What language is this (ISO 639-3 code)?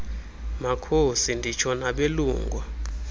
xho